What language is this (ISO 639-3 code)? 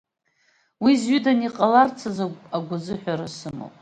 abk